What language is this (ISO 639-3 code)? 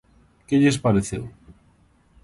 glg